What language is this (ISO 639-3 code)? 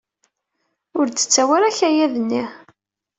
kab